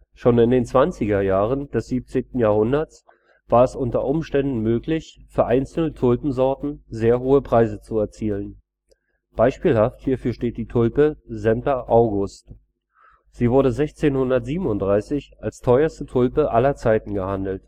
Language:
German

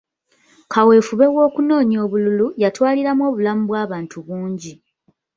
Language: Ganda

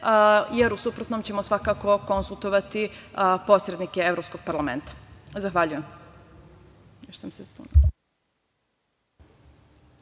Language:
Serbian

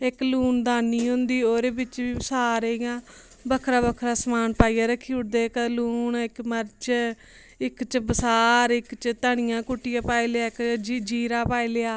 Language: Dogri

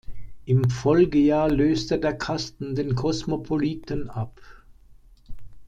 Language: German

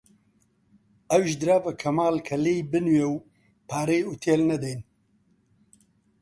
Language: Central Kurdish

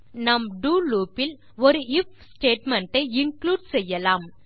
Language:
Tamil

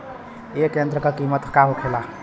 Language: Bhojpuri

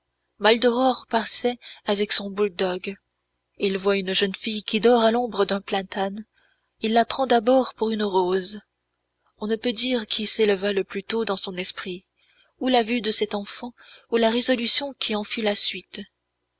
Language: French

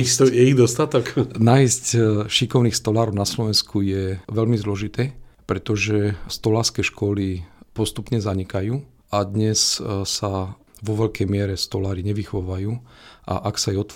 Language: Slovak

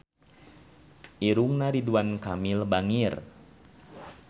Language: Sundanese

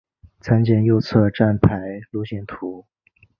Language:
Chinese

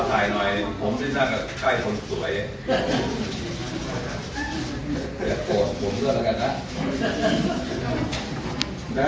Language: Thai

